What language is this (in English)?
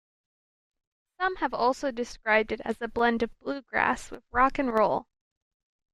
English